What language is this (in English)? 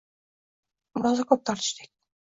Uzbek